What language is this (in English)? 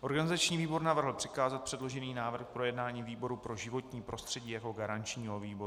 Czech